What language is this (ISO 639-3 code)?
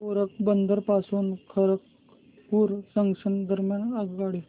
mar